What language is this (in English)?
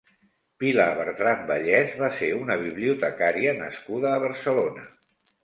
Catalan